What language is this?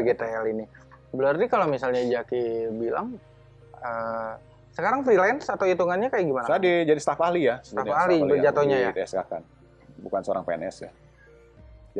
Indonesian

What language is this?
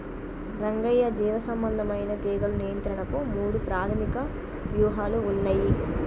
Telugu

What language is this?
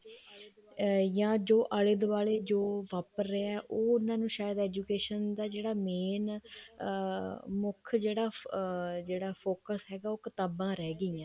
Punjabi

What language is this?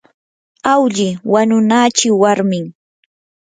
Yanahuanca Pasco Quechua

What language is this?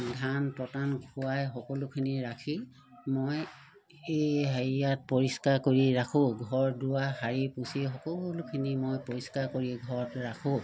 Assamese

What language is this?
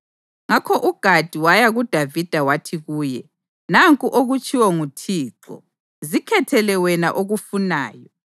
North Ndebele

